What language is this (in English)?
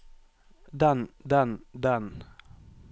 Norwegian